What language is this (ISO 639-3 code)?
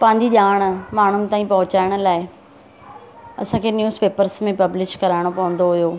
snd